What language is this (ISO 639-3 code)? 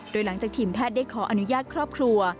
tha